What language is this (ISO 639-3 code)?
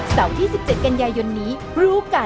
tha